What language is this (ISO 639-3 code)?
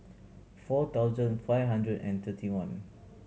eng